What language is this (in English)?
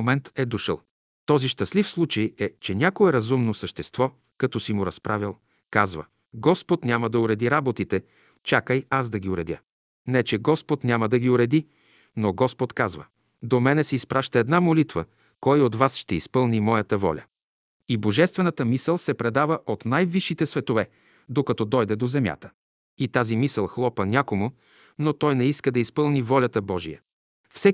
Bulgarian